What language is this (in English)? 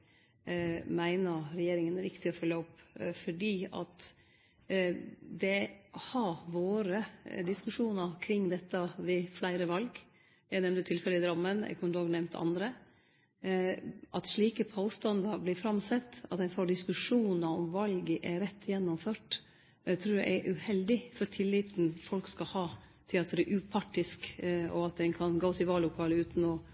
Norwegian Nynorsk